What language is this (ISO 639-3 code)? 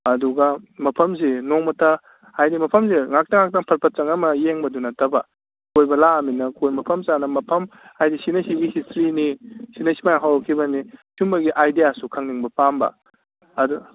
mni